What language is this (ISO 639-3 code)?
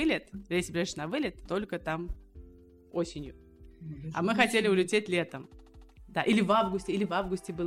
rus